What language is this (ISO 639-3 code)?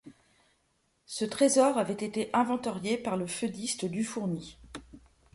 fra